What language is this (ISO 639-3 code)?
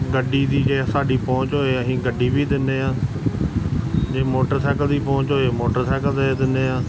pan